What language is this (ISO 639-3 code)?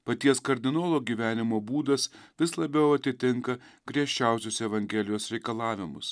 lit